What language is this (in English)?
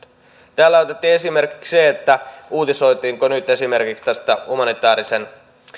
Finnish